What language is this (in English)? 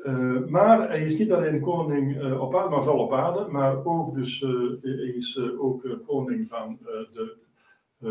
Dutch